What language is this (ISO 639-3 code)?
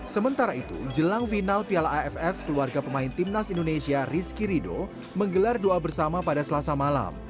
ind